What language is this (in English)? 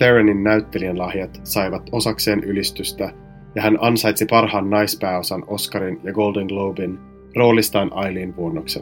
Finnish